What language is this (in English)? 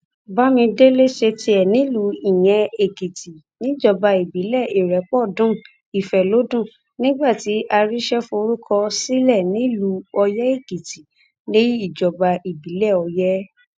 Yoruba